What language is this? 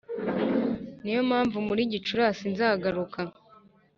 Kinyarwanda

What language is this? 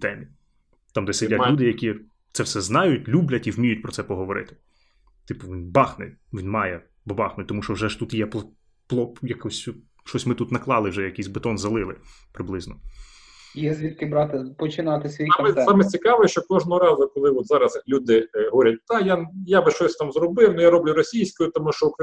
Ukrainian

